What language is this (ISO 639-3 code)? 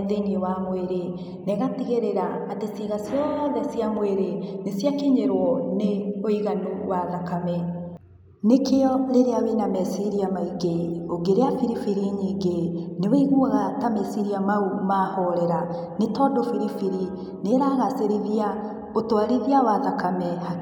kik